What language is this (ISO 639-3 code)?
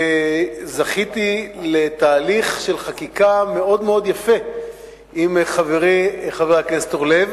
heb